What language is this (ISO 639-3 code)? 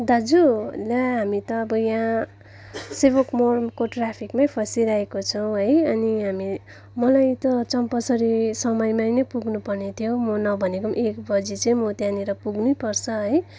nep